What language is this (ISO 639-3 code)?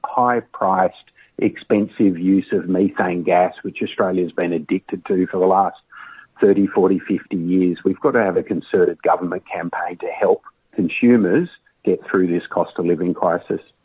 ind